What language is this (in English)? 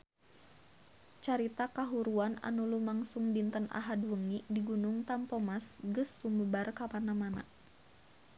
Sundanese